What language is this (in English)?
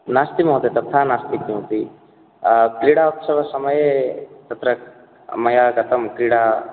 Sanskrit